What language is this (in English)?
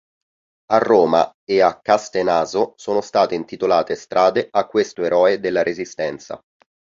Italian